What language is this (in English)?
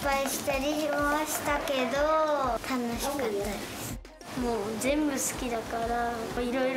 Japanese